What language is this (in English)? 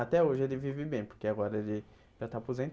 Portuguese